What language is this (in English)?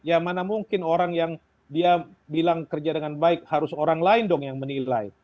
Indonesian